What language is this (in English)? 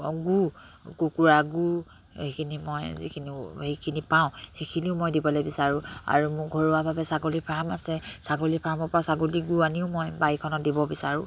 Assamese